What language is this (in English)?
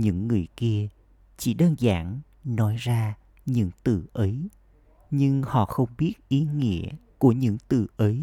Vietnamese